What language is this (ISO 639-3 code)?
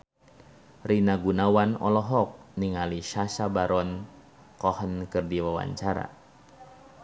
sun